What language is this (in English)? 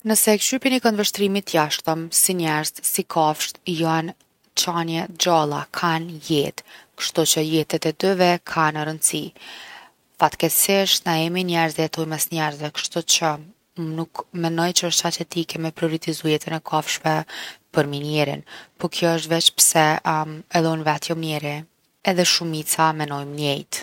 Gheg Albanian